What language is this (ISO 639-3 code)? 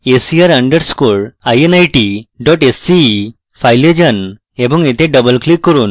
ben